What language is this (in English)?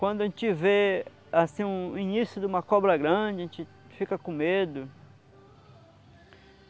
Portuguese